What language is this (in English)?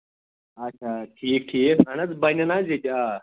Kashmiri